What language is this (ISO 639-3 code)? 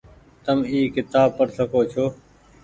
gig